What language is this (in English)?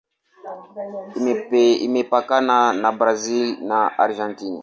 Swahili